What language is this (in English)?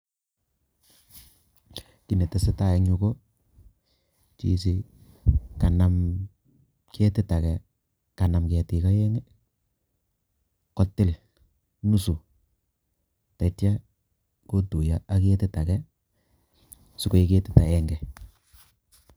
Kalenjin